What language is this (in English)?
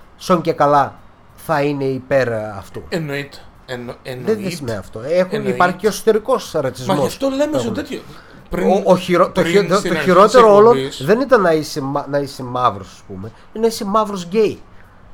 Greek